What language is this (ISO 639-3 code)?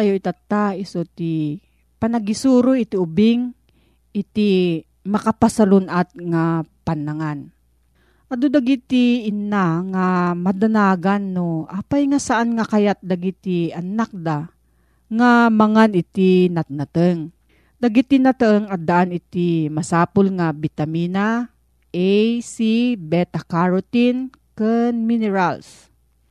fil